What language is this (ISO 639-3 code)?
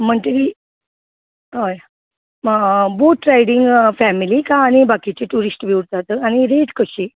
kok